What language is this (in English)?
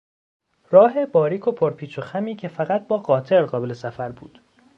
Persian